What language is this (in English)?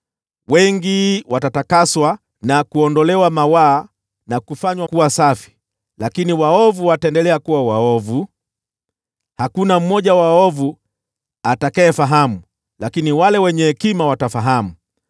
Swahili